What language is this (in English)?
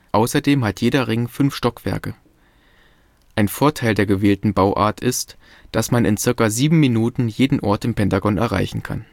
German